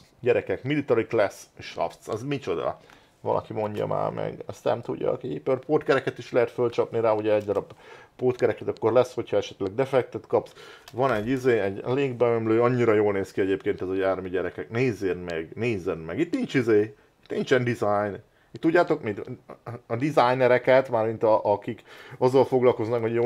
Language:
Hungarian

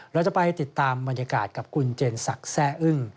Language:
Thai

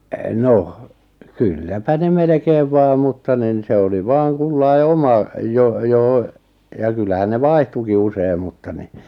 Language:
Finnish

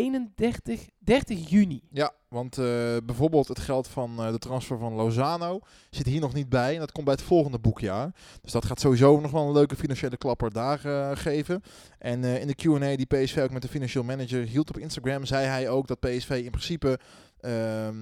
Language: Dutch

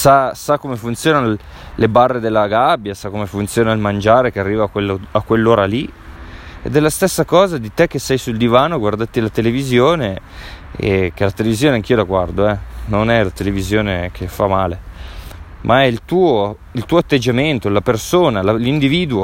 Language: Italian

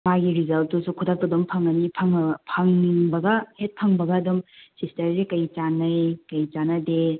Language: Manipuri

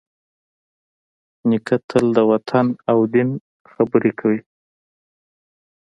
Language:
Pashto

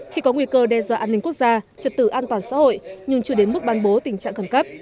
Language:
Vietnamese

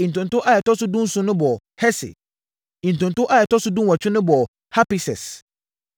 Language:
Akan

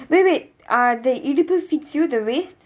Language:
English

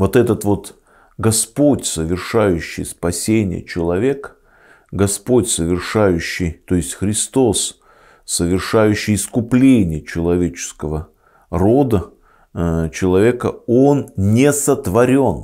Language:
Russian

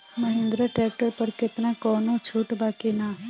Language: Bhojpuri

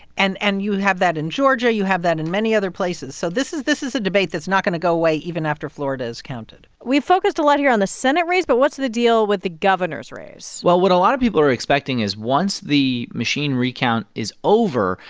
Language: English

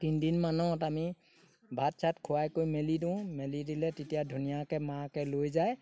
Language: Assamese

